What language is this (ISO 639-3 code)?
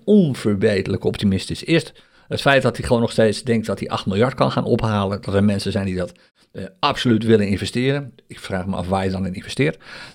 nld